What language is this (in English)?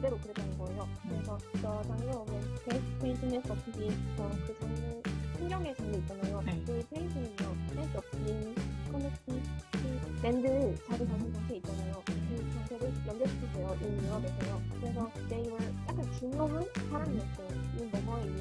Korean